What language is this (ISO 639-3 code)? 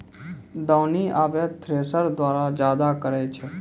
mai